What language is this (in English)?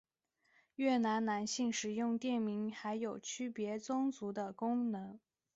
Chinese